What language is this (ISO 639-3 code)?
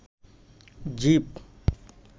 ben